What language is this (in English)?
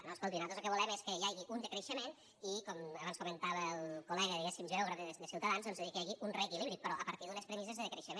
Catalan